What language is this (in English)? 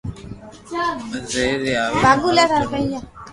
Loarki